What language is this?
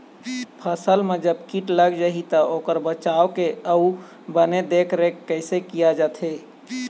Chhattisgarhi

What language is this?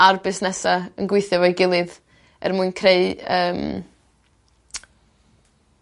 Welsh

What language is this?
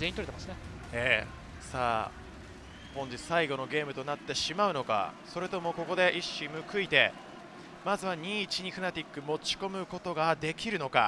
Japanese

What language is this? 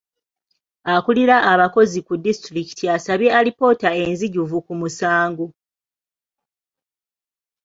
Ganda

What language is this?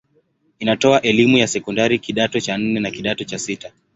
Swahili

